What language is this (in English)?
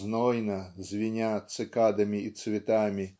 Russian